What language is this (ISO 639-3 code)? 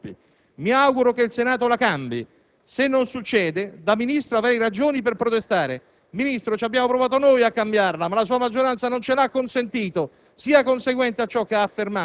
ita